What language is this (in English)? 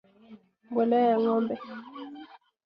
Swahili